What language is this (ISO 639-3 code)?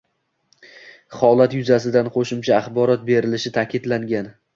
uzb